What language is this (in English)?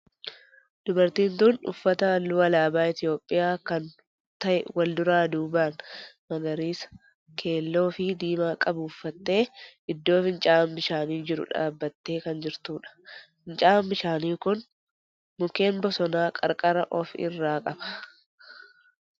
Oromo